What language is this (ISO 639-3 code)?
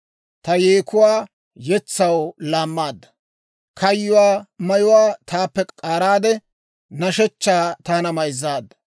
dwr